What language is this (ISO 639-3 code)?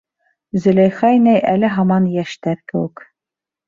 bak